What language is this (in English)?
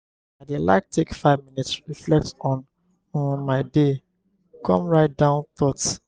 Nigerian Pidgin